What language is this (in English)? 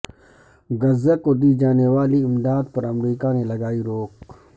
Urdu